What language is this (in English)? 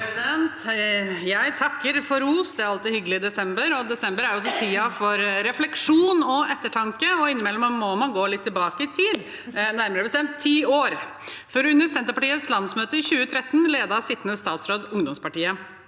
Norwegian